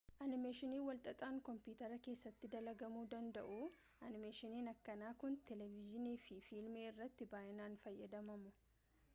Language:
Oromo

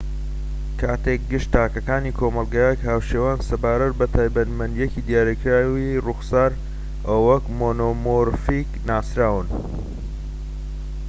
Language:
Central Kurdish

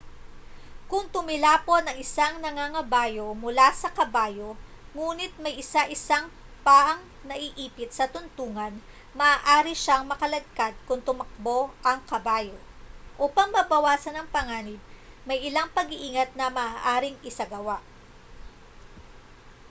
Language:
Filipino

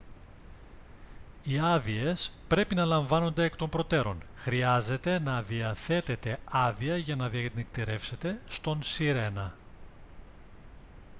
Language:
Greek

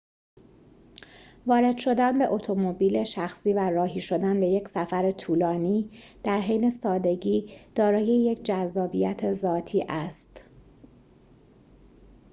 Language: Persian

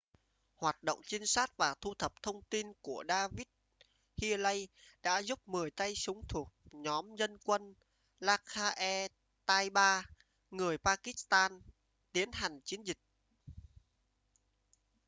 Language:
Vietnamese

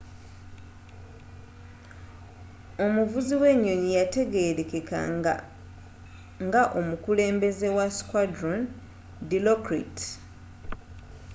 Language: Ganda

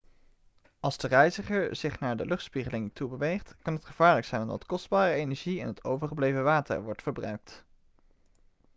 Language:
Dutch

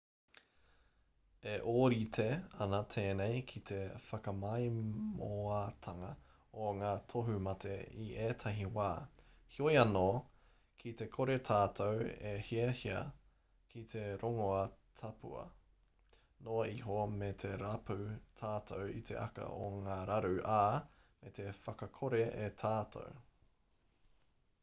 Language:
Māori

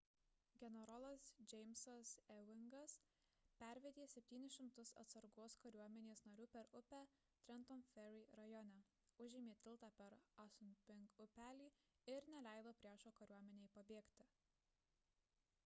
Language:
Lithuanian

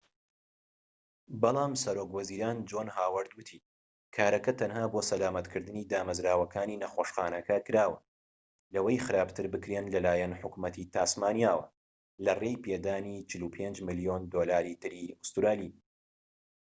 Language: Central Kurdish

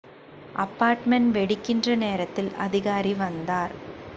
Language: Tamil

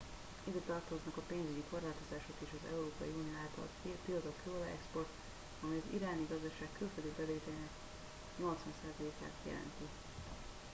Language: Hungarian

